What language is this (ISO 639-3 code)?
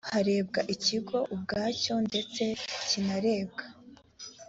kin